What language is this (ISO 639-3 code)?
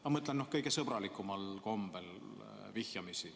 est